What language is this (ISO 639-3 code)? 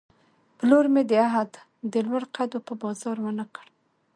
pus